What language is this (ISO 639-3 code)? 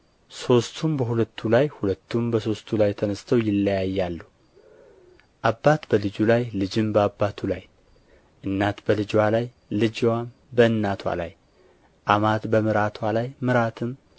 amh